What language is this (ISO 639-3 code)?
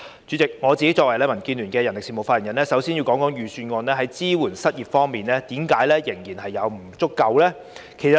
yue